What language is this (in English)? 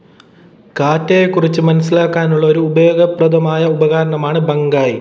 Malayalam